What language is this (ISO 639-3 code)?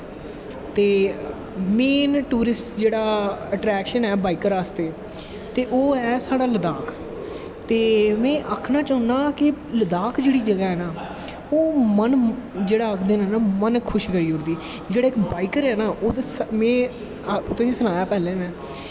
doi